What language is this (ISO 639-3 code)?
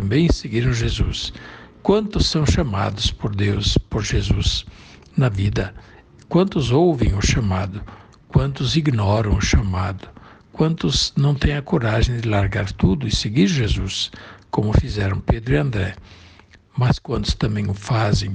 por